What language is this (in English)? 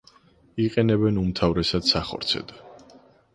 Georgian